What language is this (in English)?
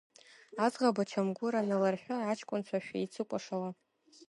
Abkhazian